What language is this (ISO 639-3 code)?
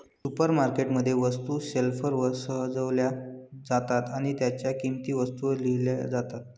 mar